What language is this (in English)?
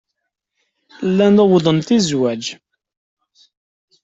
Kabyle